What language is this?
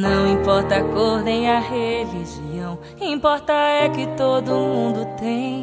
Portuguese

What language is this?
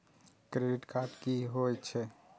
Maithili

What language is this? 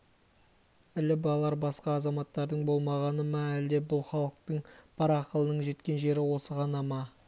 Kazakh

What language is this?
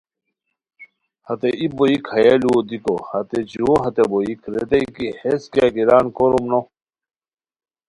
Khowar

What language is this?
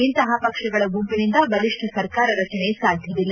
Kannada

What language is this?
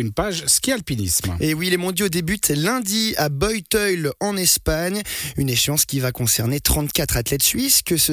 French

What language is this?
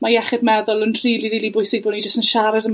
Welsh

